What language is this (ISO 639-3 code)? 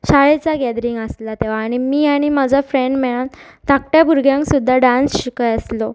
kok